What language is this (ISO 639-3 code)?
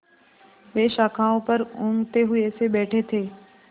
hin